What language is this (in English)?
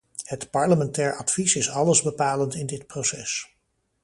Dutch